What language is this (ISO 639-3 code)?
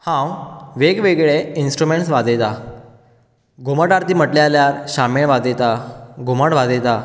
kok